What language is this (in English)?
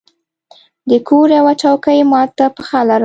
Pashto